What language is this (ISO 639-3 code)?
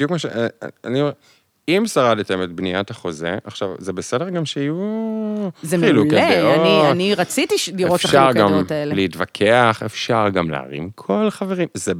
heb